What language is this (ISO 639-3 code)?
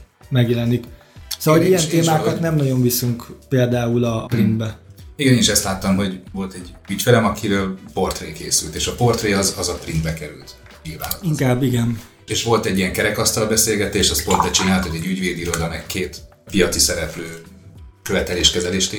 hun